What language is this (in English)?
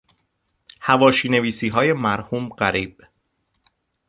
Persian